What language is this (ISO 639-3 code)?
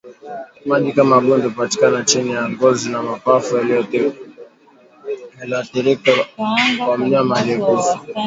swa